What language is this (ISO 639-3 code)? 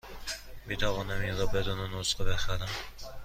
fas